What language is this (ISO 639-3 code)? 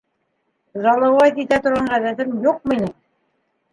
bak